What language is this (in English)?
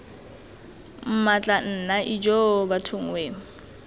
Tswana